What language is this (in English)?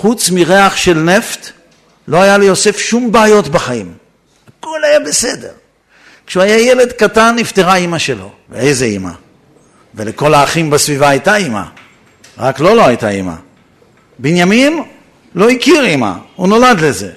Hebrew